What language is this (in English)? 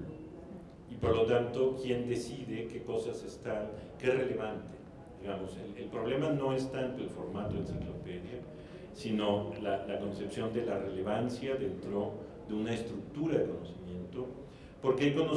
Spanish